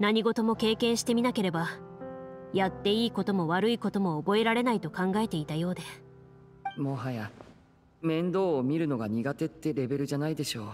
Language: Japanese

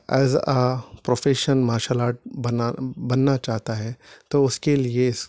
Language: Urdu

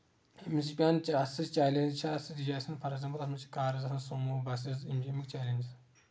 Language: Kashmiri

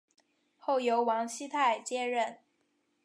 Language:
Chinese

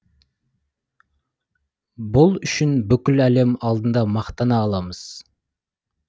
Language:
Kazakh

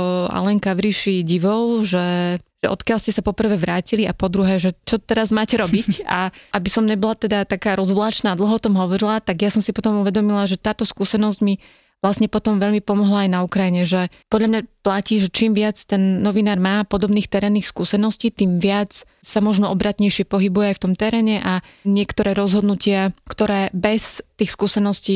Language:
Slovak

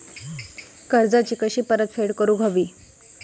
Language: Marathi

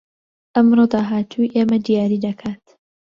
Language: Central Kurdish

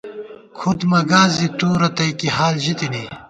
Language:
Gawar-Bati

